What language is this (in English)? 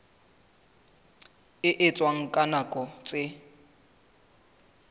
Southern Sotho